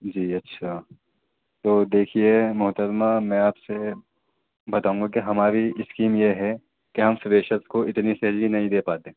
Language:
Urdu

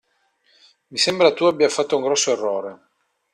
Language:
Italian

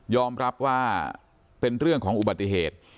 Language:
Thai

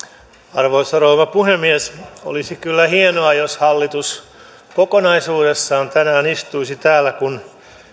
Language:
Finnish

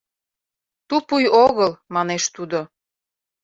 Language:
Mari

